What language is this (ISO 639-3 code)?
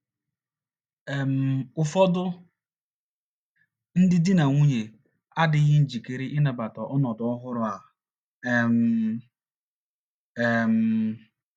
ibo